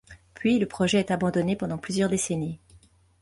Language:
French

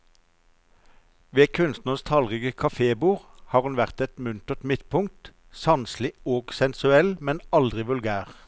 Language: Norwegian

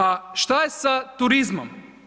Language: Croatian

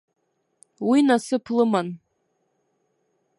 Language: Abkhazian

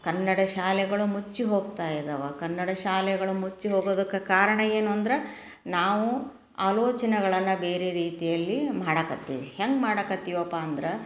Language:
Kannada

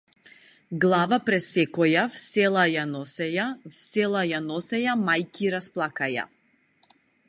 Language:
Macedonian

